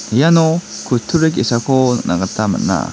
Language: Garo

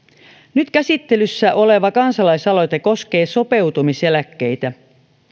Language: Finnish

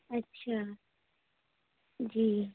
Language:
Urdu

